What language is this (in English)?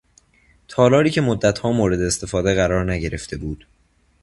Persian